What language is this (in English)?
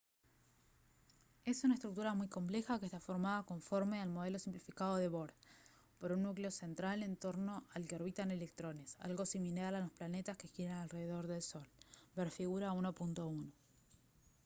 Spanish